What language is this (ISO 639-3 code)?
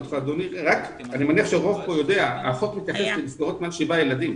heb